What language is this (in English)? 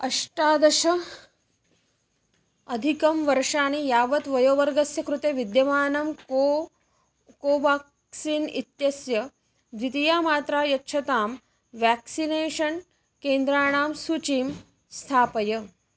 Sanskrit